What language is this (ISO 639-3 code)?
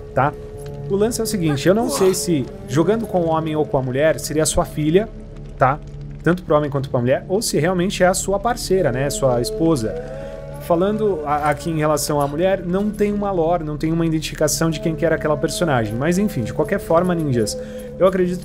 por